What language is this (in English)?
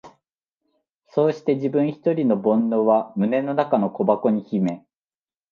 Japanese